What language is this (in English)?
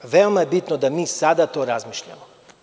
Serbian